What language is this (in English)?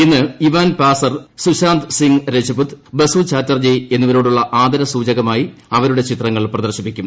Malayalam